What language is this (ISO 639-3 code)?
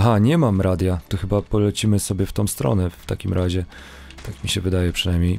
pol